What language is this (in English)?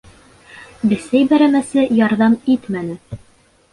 Bashkir